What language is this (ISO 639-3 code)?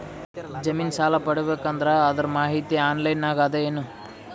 kan